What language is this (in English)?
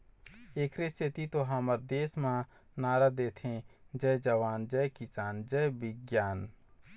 Chhattisgarhi